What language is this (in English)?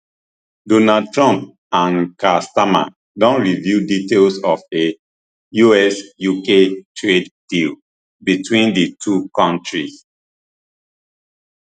Nigerian Pidgin